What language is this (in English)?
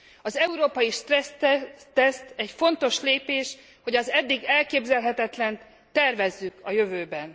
Hungarian